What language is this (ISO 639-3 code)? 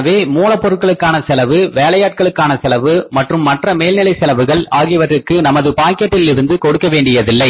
tam